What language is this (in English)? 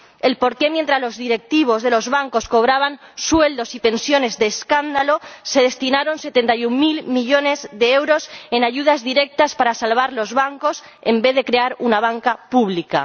Spanish